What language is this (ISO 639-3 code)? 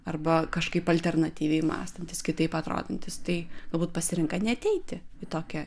lit